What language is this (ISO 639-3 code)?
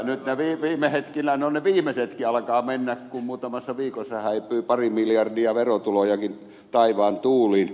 fin